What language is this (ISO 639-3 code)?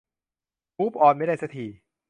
tha